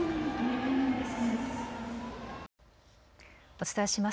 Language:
Japanese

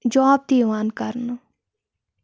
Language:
Kashmiri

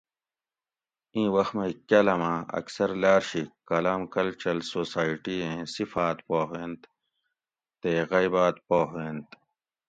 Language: Gawri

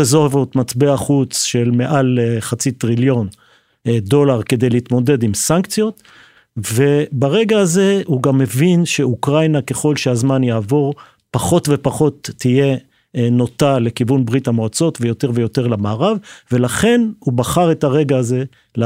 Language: Hebrew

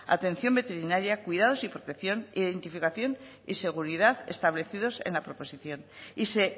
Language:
Spanish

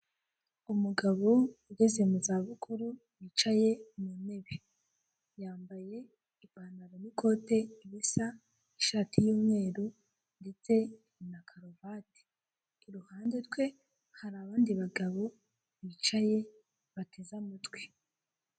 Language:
Kinyarwanda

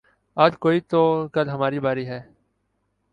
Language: Urdu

